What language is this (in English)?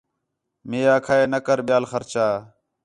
Khetrani